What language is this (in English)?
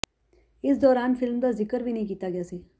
Punjabi